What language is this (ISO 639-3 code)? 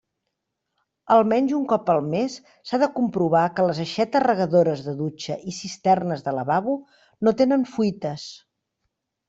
cat